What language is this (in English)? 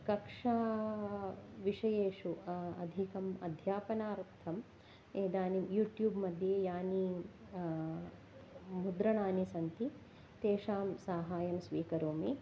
Sanskrit